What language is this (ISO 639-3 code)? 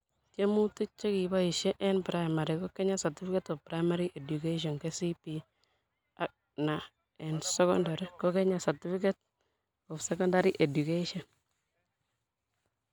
kln